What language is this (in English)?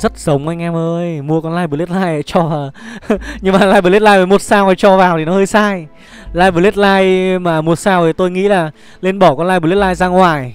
Vietnamese